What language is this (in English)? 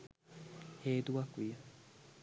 Sinhala